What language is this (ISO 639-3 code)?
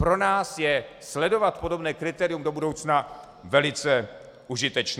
ces